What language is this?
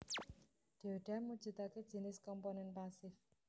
Javanese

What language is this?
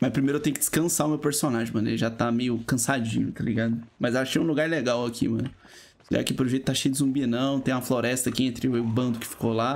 Portuguese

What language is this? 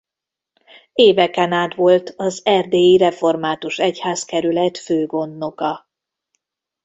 Hungarian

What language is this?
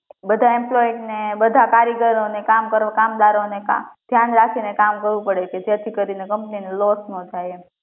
Gujarati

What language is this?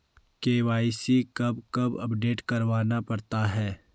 Hindi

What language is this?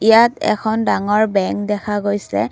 Assamese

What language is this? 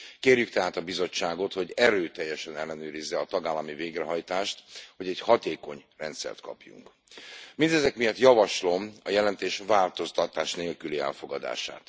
Hungarian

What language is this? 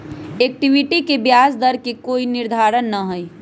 Magahi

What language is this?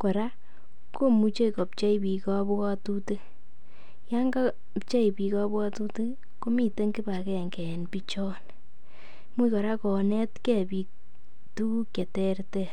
Kalenjin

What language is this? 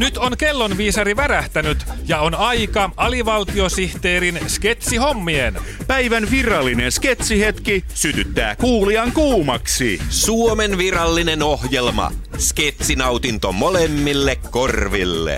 Finnish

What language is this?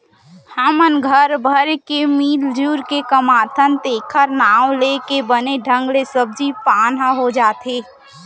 Chhattisgarhi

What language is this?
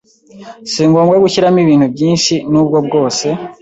Kinyarwanda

